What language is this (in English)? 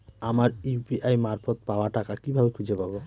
Bangla